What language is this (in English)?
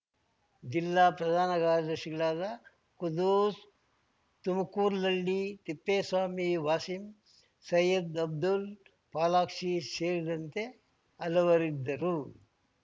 Kannada